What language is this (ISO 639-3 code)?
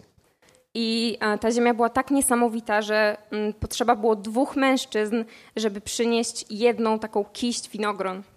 pol